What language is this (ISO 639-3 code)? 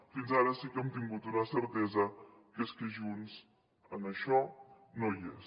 cat